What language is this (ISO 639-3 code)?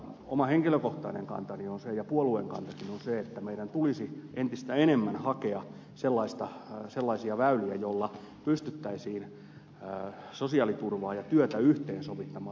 fin